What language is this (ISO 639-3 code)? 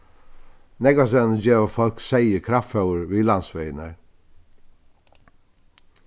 fao